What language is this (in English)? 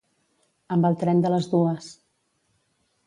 Catalan